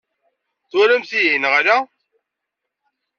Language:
Kabyle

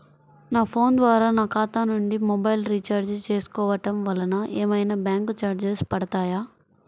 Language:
Telugu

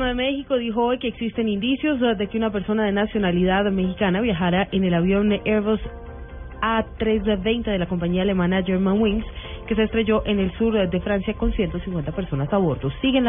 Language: Spanish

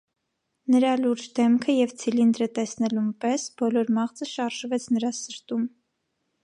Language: Armenian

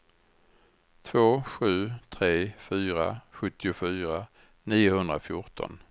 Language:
Swedish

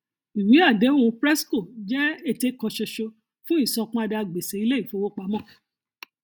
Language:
Yoruba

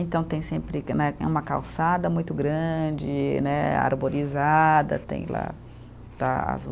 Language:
Portuguese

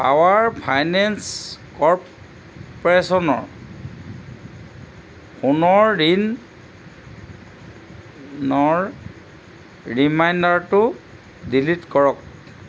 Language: Assamese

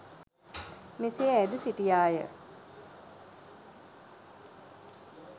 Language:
Sinhala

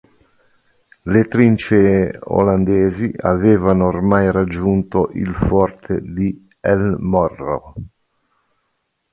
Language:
Italian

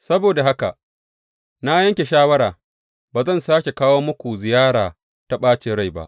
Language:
Hausa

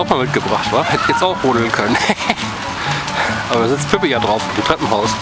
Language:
German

